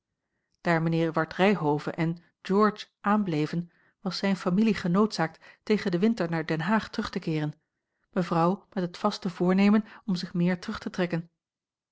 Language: Dutch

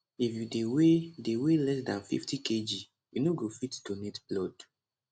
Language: Nigerian Pidgin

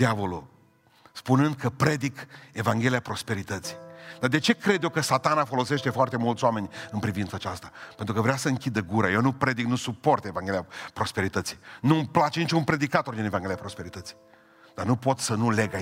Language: Romanian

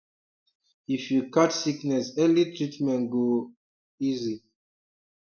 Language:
Nigerian Pidgin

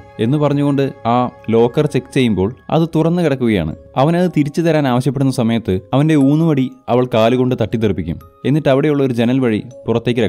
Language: Dutch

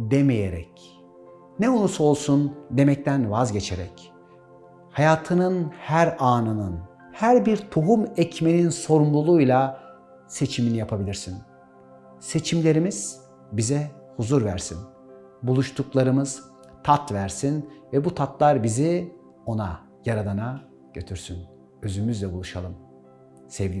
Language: Turkish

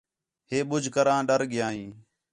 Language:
Khetrani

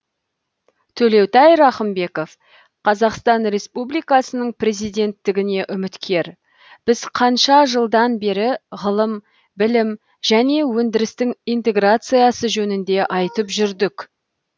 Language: Kazakh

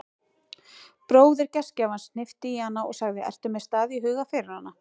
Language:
Icelandic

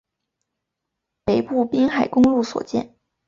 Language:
Chinese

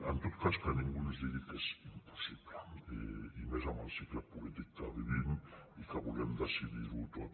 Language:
Catalan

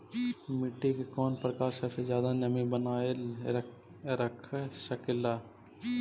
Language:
Magahi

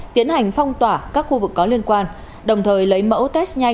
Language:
Vietnamese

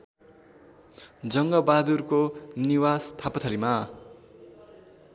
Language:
Nepali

